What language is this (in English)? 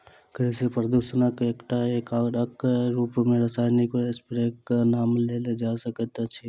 Maithili